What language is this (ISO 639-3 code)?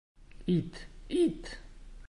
bak